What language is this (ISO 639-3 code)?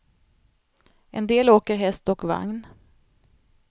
swe